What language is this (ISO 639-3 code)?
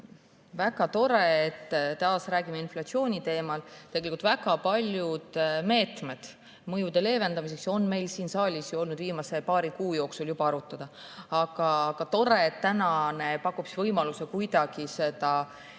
est